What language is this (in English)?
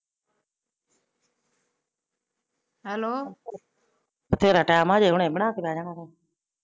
Punjabi